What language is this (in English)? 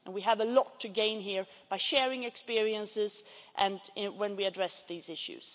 English